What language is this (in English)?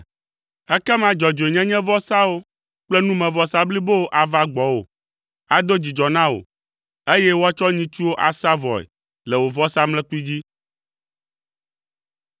Ewe